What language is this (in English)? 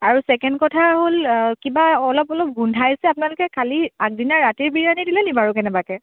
Assamese